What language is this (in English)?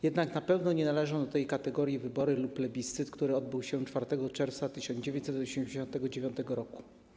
Polish